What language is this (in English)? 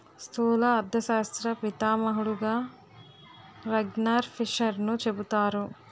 Telugu